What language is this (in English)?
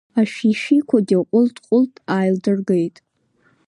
Abkhazian